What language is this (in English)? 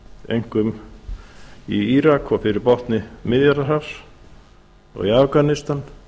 Icelandic